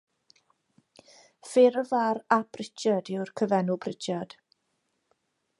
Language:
Welsh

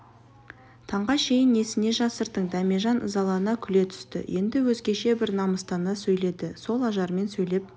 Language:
Kazakh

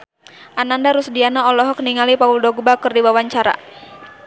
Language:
Sundanese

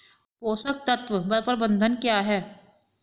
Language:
Hindi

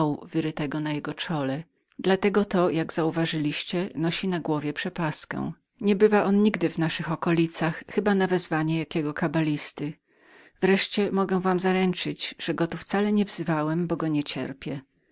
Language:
Polish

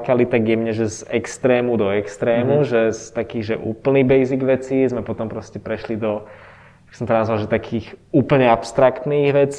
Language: Czech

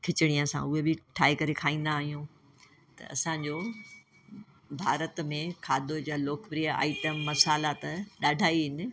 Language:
Sindhi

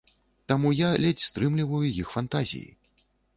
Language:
Belarusian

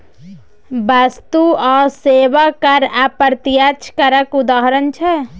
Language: Maithili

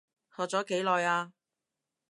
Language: Cantonese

